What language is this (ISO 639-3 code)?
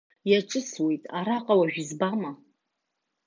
abk